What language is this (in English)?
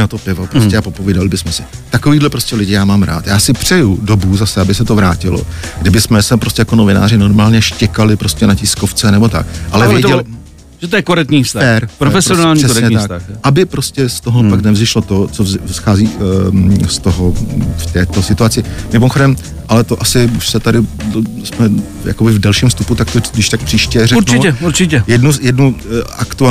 Czech